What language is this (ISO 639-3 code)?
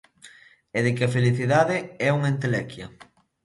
glg